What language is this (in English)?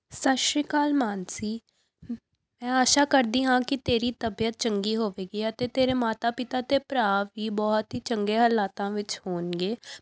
Punjabi